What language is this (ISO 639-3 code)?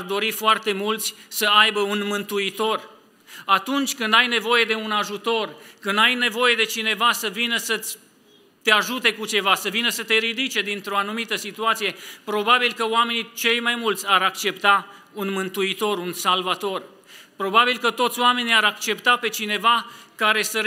ron